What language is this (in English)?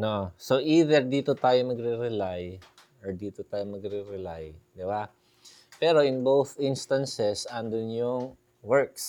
Filipino